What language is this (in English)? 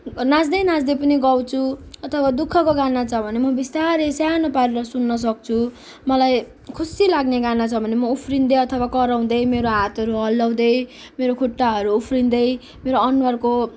Nepali